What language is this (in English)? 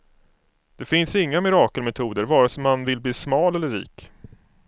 Swedish